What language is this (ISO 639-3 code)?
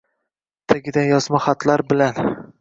uzb